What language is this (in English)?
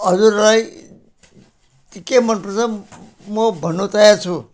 Nepali